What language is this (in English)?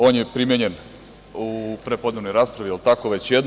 Serbian